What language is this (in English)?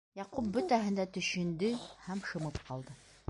Bashkir